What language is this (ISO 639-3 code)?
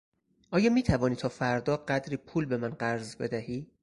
fas